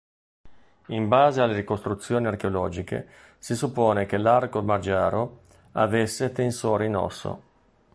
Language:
Italian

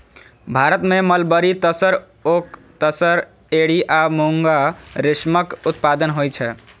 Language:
Maithili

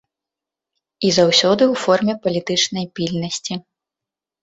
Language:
Belarusian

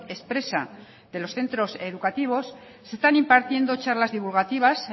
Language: Spanish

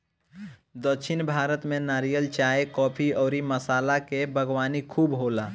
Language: Bhojpuri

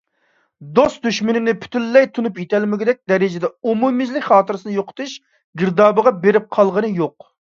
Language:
Uyghur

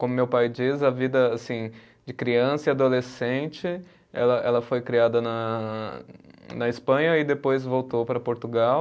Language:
Portuguese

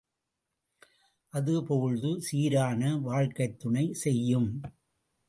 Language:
Tamil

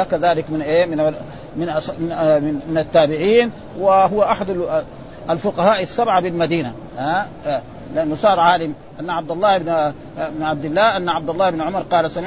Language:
Arabic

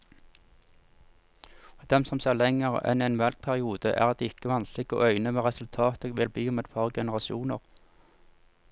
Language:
Norwegian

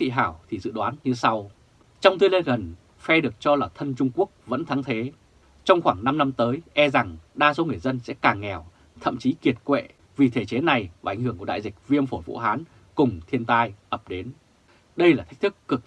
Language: Vietnamese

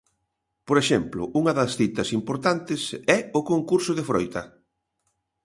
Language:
Galician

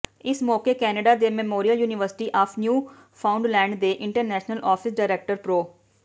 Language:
Punjabi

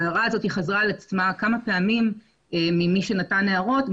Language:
Hebrew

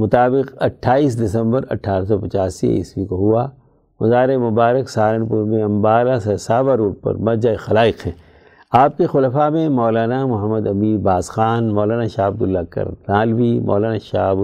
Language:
Urdu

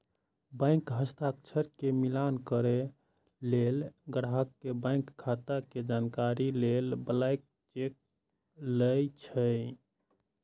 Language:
Maithili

